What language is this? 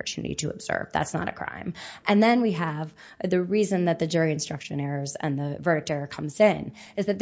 English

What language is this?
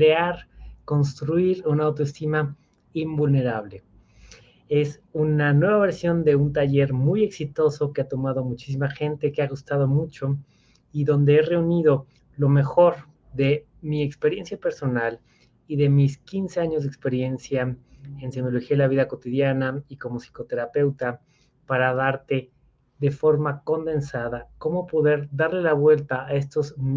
Spanish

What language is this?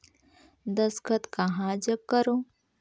Chhattisgarhi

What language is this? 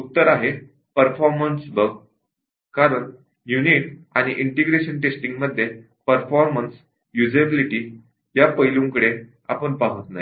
Marathi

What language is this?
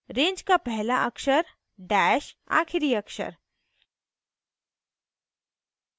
Hindi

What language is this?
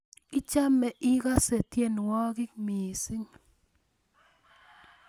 Kalenjin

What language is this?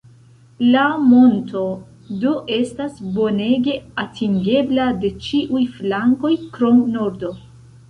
Esperanto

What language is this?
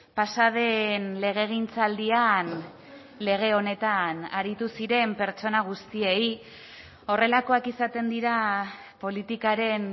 Basque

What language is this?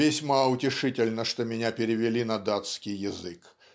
Russian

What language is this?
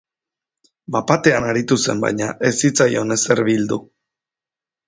Basque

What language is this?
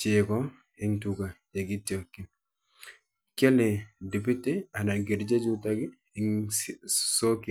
Kalenjin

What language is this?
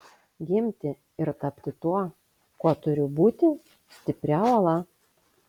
Lithuanian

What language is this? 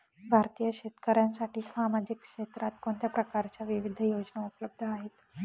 Marathi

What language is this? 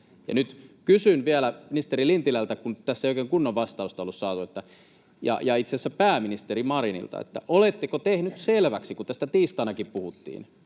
Finnish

